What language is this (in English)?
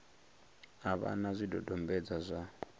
Venda